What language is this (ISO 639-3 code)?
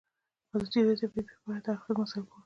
pus